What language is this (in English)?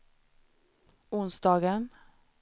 Swedish